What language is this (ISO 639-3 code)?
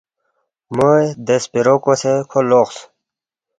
bft